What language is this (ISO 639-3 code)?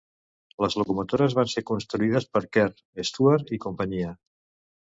cat